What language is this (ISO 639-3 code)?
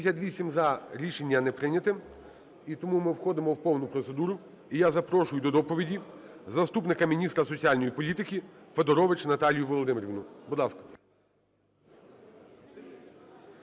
ukr